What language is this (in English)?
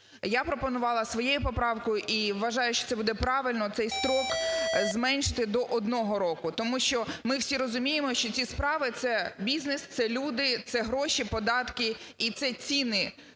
Ukrainian